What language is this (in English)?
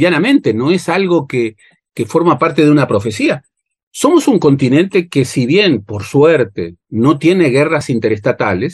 Spanish